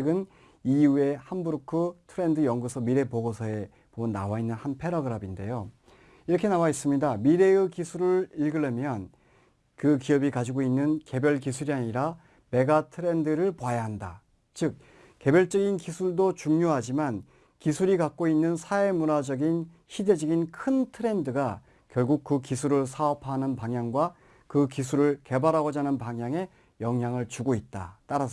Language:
Korean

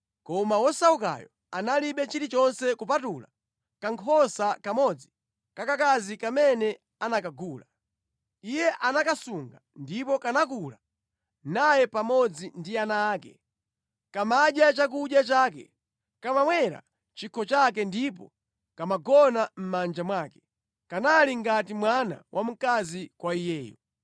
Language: Nyanja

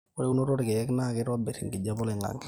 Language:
Masai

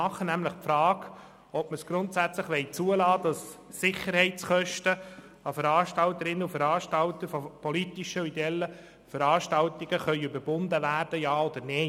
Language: Swiss German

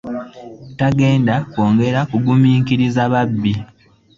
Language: Ganda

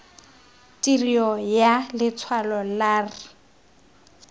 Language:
Tswana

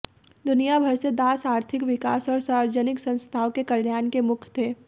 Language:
Hindi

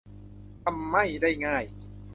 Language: Thai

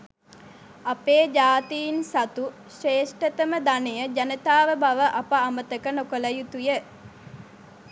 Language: Sinhala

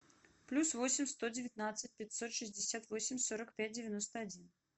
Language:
Russian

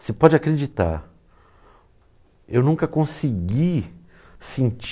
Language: Portuguese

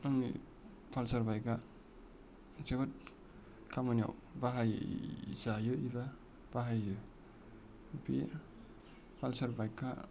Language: Bodo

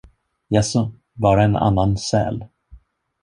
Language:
Swedish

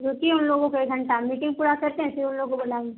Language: Urdu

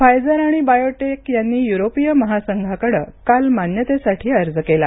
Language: Marathi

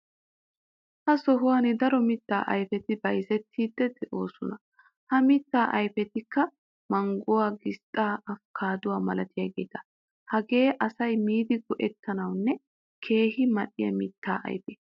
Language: Wolaytta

